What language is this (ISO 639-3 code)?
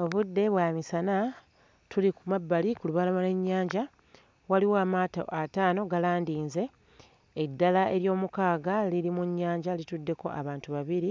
lug